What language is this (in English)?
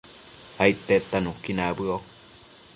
Matsés